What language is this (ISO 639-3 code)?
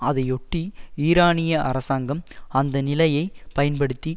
tam